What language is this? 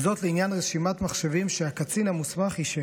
Hebrew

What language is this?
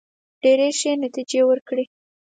Pashto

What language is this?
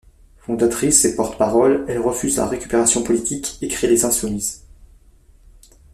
French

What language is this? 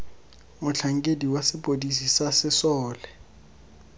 Tswana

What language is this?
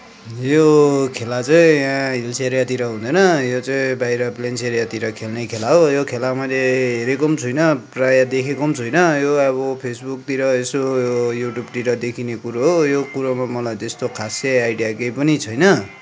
Nepali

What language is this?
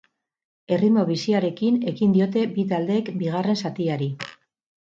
Basque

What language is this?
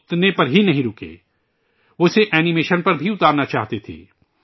Urdu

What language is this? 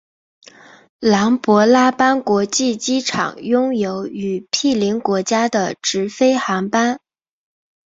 Chinese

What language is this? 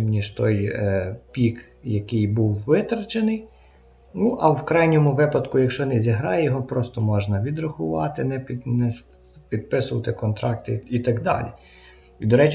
Ukrainian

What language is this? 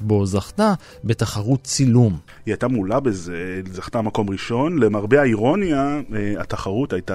Hebrew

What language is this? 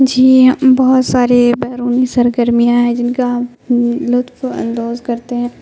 Urdu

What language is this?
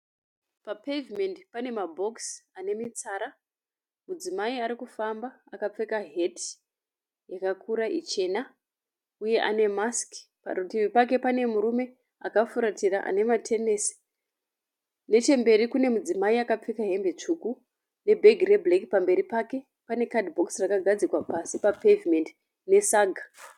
Shona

